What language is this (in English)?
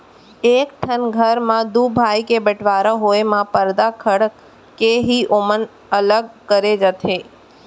Chhattisgarhi